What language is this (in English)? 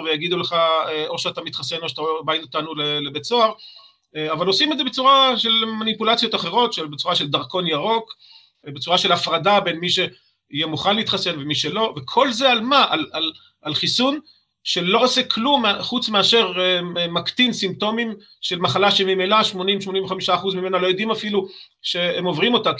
Hebrew